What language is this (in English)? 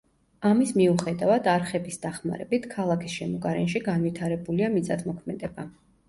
Georgian